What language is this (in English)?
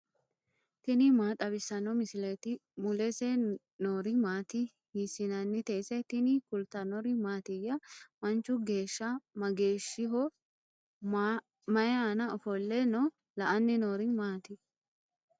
Sidamo